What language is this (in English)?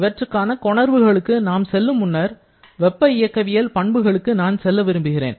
Tamil